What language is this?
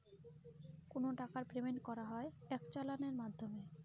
Bangla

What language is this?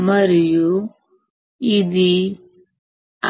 Telugu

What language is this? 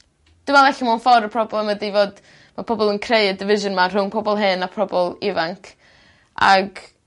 Welsh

